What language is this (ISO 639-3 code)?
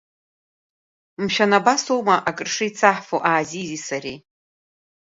abk